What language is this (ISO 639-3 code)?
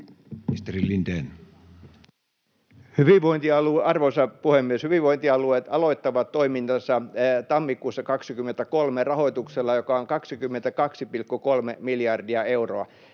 fin